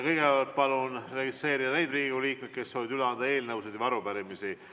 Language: Estonian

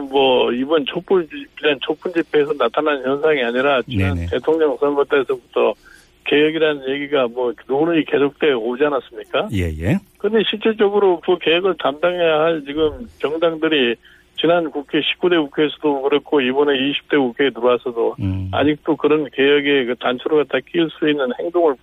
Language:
Korean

